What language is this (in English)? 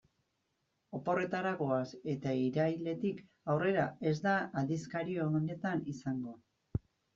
Basque